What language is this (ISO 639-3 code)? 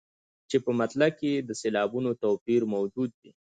pus